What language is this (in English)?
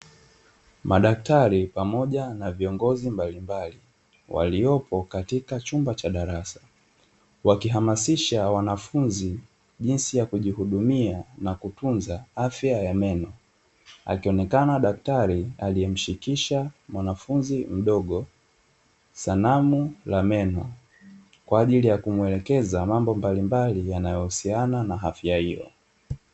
Swahili